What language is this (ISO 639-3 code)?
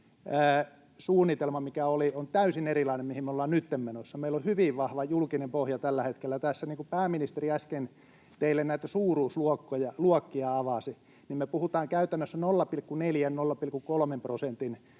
fin